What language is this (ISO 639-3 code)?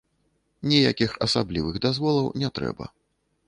bel